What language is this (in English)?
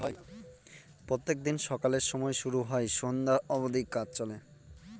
Bangla